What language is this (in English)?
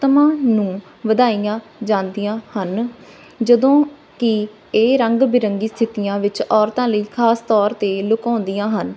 Punjabi